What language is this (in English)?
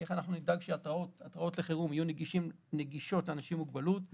Hebrew